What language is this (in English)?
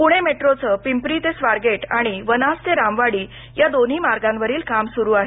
Marathi